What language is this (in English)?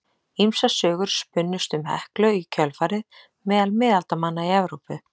Icelandic